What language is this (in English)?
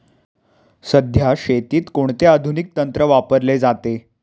Marathi